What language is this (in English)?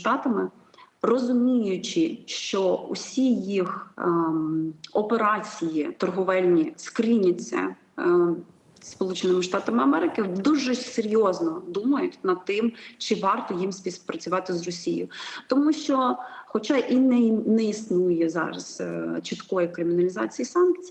Ukrainian